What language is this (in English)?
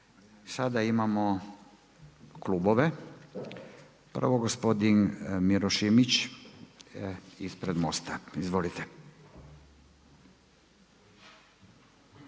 Croatian